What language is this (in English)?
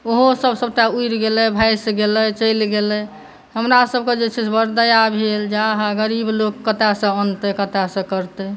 Maithili